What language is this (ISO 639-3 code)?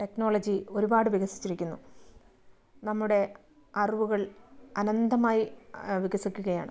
mal